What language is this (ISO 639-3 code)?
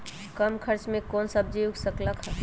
mag